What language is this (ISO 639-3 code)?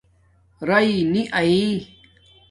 dmk